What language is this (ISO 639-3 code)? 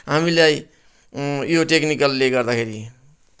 nep